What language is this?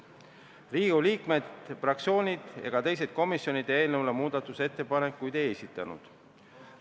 Estonian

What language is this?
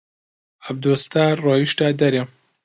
Central Kurdish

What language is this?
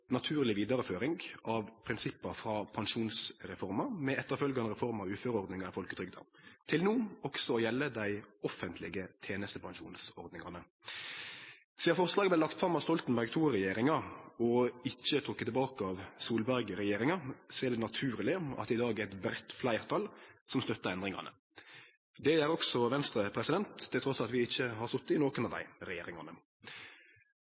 Norwegian Nynorsk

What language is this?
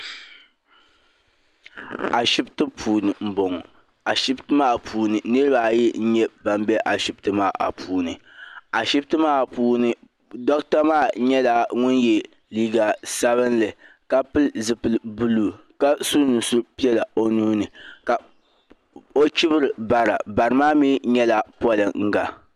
Dagbani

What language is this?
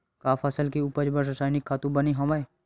Chhattisgarhi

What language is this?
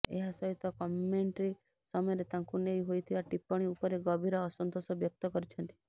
Odia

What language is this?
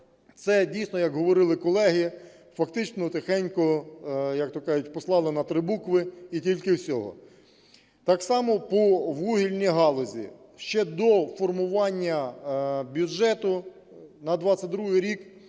Ukrainian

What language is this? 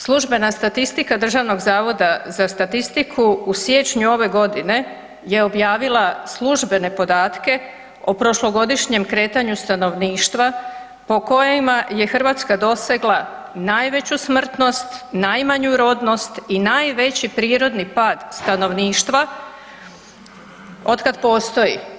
Croatian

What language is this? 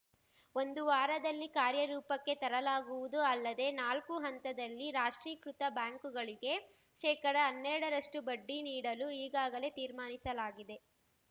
Kannada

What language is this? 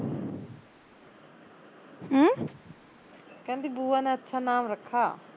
Punjabi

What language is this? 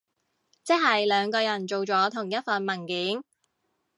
Cantonese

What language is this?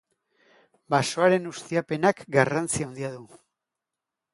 Basque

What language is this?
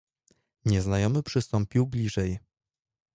Polish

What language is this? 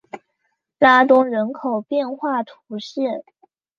Chinese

